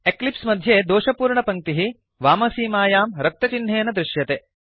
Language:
Sanskrit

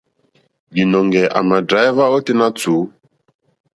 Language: Mokpwe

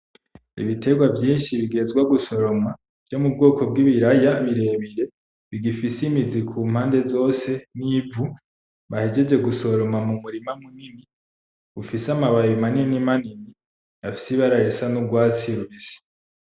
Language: Rundi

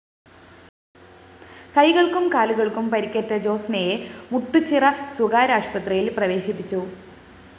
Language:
Malayalam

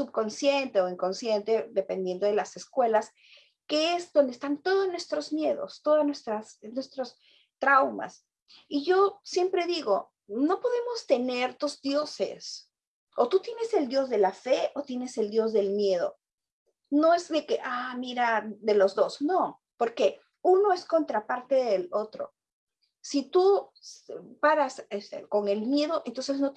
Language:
Spanish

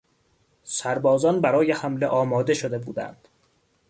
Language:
Persian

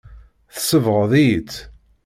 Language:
Kabyle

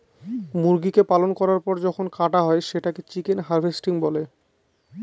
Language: Bangla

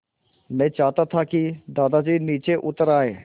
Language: Hindi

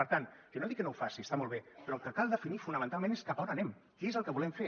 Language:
Catalan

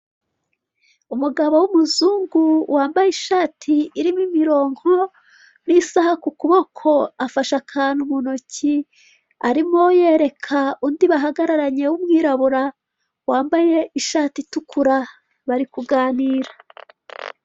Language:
Kinyarwanda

